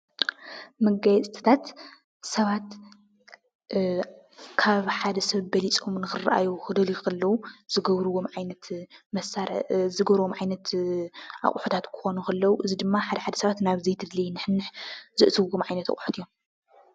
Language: Tigrinya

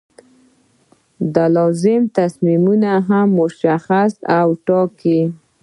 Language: Pashto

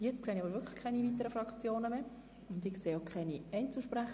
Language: Swiss German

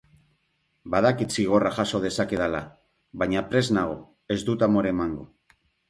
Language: Basque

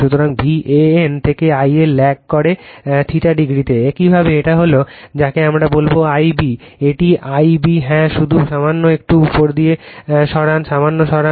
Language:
Bangla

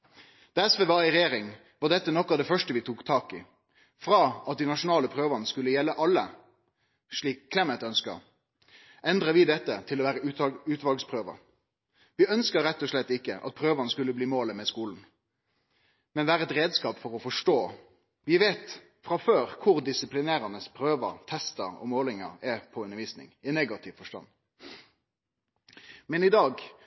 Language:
Norwegian Nynorsk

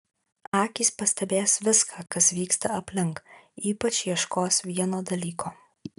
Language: Lithuanian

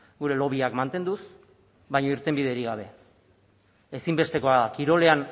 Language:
Basque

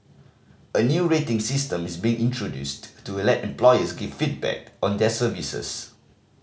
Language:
English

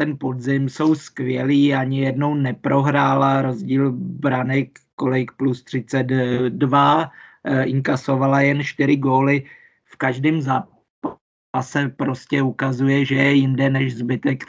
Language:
Czech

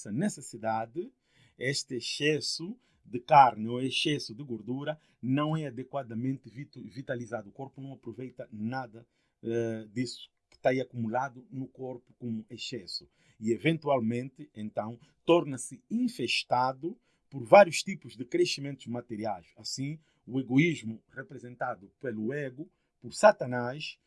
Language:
Portuguese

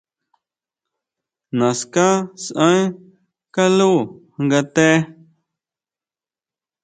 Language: Huautla Mazatec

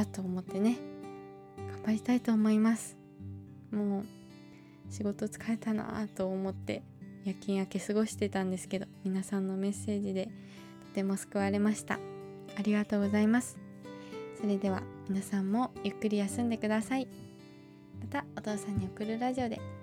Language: Japanese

